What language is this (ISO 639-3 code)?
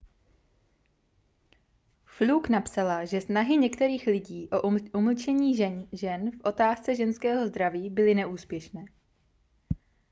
ces